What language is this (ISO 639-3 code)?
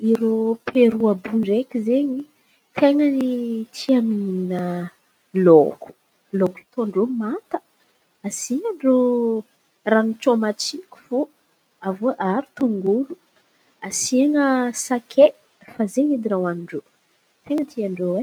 xmv